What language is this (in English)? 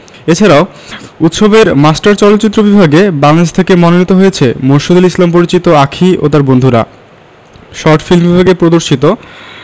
Bangla